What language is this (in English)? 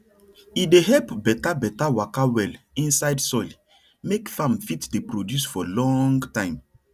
Nigerian Pidgin